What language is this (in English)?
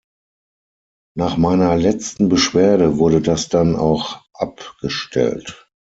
German